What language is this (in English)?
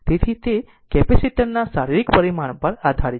Gujarati